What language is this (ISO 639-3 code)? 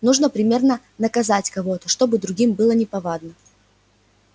rus